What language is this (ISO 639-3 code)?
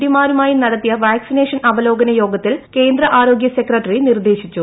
mal